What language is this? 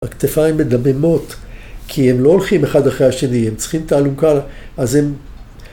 Hebrew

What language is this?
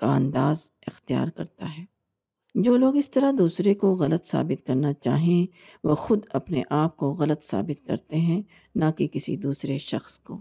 Urdu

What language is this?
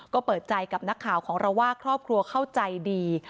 Thai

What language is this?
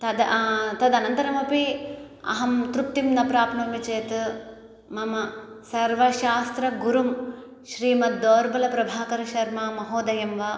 Sanskrit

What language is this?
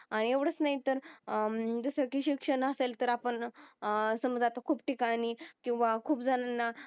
Marathi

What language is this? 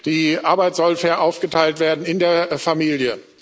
German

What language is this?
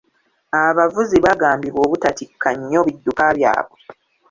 Ganda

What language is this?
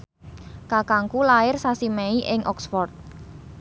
Javanese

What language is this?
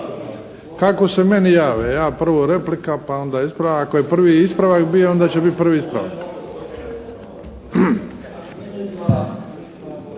Croatian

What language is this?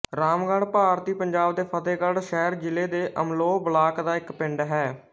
Punjabi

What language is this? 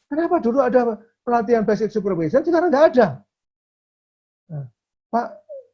Indonesian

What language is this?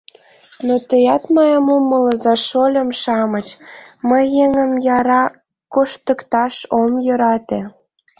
Mari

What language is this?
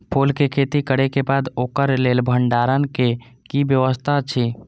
Maithili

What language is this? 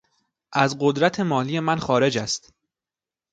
Persian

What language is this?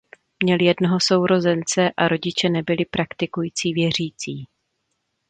Czech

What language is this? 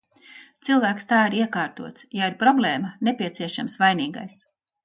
Latvian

